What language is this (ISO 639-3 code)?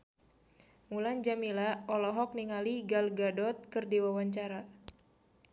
sun